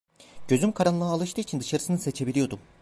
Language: Turkish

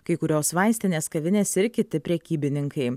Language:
Lithuanian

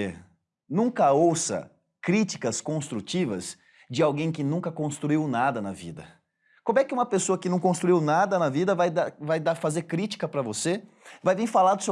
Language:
Portuguese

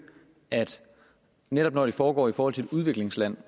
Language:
Danish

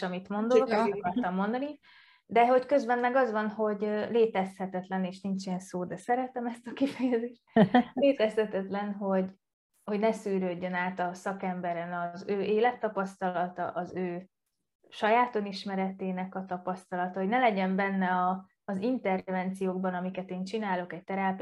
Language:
Hungarian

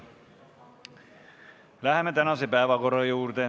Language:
Estonian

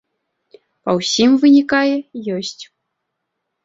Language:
Belarusian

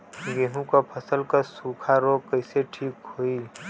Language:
Bhojpuri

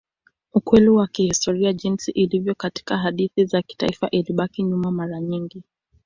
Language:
Swahili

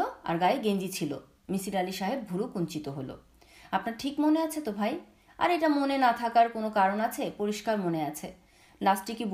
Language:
Bangla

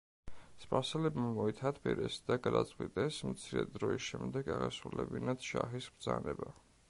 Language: Georgian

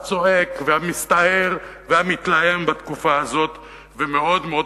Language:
Hebrew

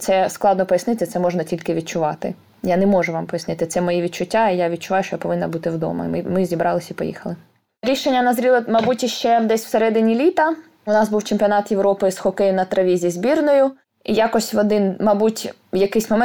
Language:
Ukrainian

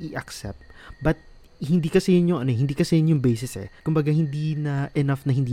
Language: Filipino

